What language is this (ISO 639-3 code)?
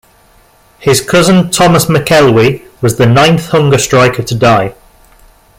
eng